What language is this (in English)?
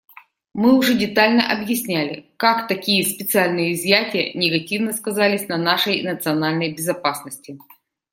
Russian